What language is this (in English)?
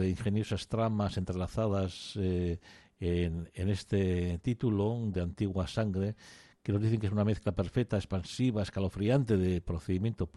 Spanish